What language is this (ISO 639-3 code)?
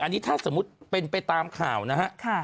tha